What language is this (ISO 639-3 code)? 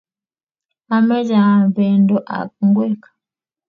kln